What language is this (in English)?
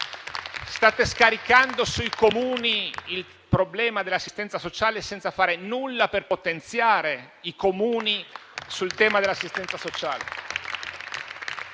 Italian